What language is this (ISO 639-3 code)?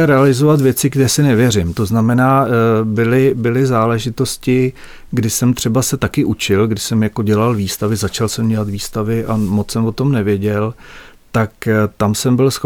ces